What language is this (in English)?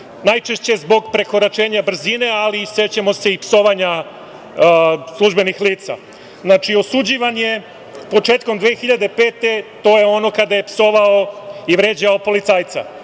Serbian